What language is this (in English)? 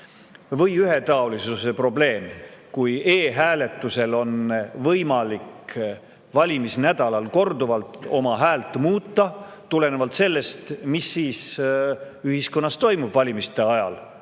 Estonian